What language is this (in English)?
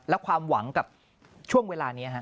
Thai